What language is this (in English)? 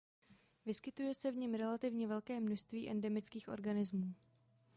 Czech